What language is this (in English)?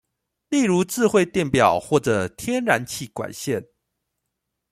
Chinese